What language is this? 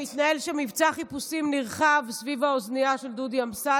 Hebrew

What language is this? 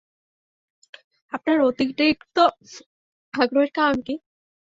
Bangla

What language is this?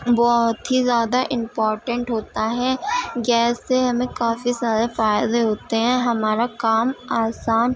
Urdu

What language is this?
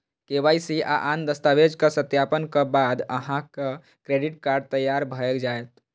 Maithili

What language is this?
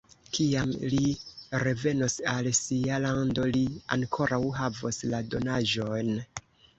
Esperanto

